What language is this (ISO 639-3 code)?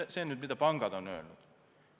est